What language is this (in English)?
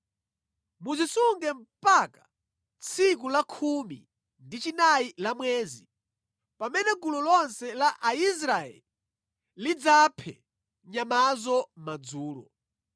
Nyanja